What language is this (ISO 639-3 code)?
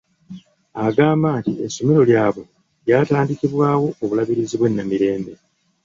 lug